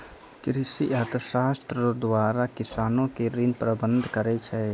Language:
Maithili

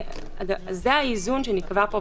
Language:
Hebrew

